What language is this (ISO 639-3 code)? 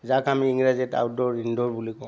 asm